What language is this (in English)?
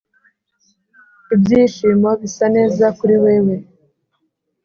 Kinyarwanda